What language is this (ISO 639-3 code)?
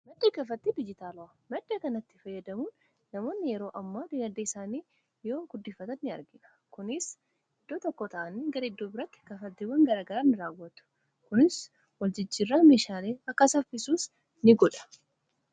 orm